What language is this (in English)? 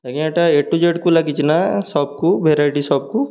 Odia